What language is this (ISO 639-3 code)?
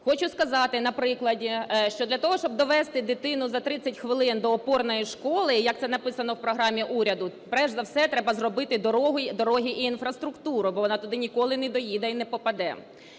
ukr